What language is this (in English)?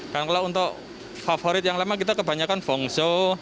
Indonesian